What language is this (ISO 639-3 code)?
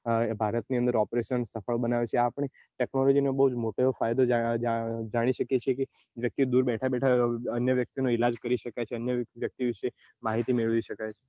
guj